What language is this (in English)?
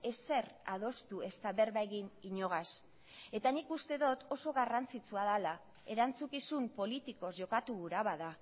Basque